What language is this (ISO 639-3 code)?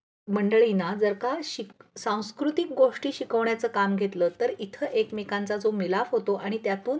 mar